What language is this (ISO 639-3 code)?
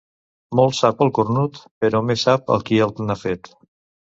cat